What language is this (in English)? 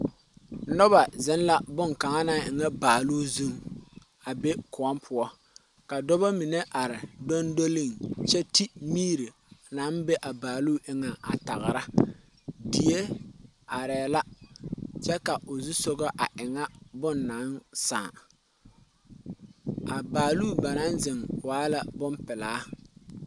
Southern Dagaare